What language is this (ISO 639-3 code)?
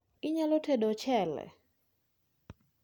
luo